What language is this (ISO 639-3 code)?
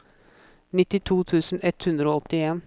nor